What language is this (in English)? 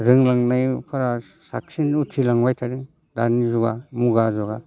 Bodo